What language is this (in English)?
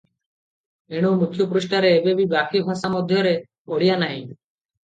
Odia